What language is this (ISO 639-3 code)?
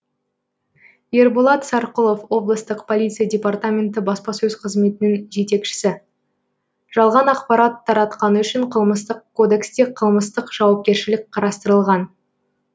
kaz